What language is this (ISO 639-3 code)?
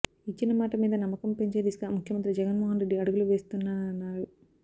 tel